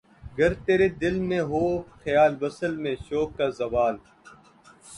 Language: Urdu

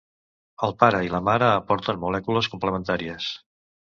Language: Catalan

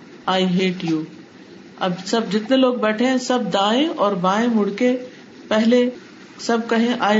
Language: Urdu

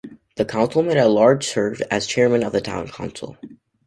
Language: English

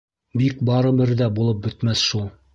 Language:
Bashkir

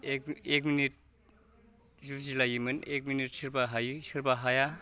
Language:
Bodo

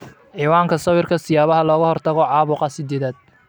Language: Somali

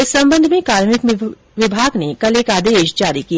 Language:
Hindi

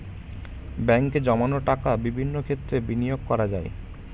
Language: Bangla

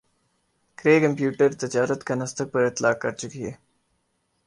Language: Urdu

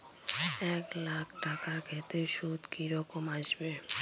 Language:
Bangla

